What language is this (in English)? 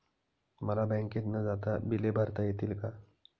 Marathi